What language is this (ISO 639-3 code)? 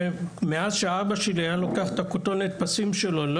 heb